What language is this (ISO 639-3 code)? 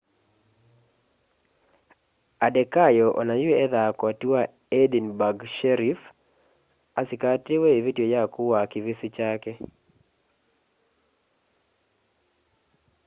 kam